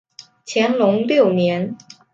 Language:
Chinese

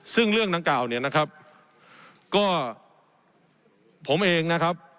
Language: Thai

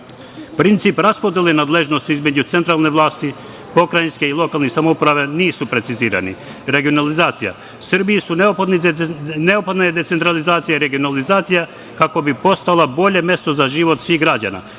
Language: Serbian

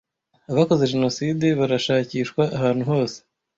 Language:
Kinyarwanda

